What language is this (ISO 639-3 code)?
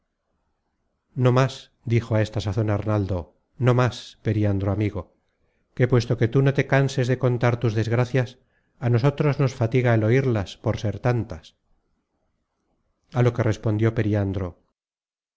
spa